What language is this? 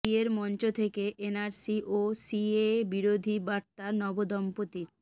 Bangla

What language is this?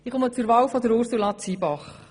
Swiss German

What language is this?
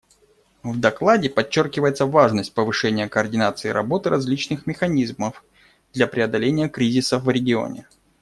Russian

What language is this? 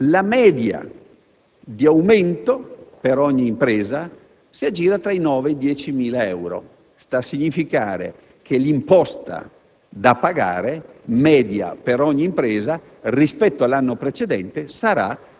Italian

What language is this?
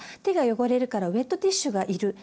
Japanese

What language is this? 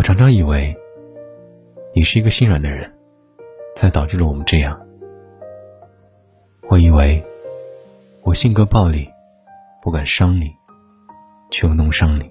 Chinese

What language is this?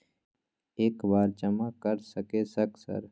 Maithili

